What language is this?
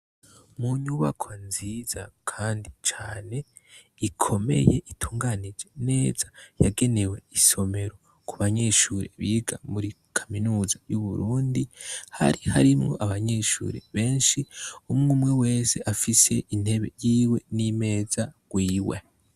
Rundi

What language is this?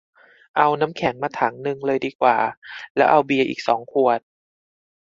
Thai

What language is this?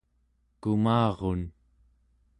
Central Yupik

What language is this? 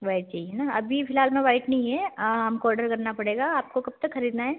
Hindi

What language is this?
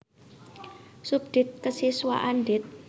Javanese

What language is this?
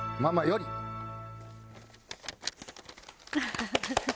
Japanese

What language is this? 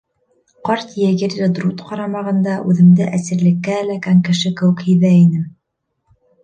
Bashkir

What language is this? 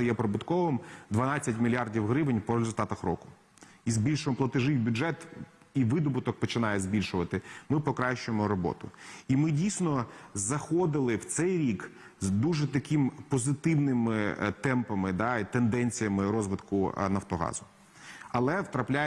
Ukrainian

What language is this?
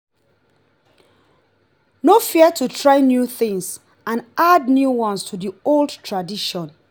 Nigerian Pidgin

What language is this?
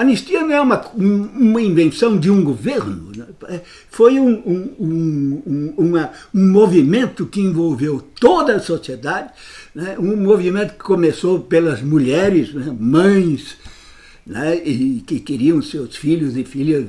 Portuguese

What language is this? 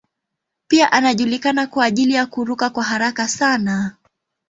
Swahili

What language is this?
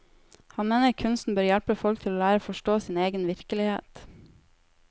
Norwegian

